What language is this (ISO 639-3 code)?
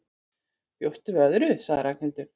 isl